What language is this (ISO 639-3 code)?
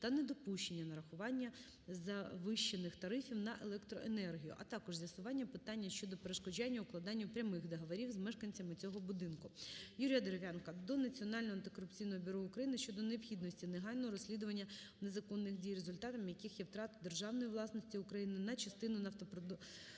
ukr